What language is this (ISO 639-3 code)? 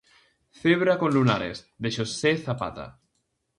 glg